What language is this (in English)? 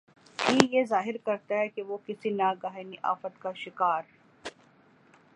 Urdu